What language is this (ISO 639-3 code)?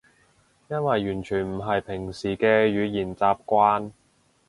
yue